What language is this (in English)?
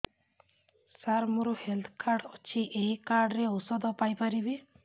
Odia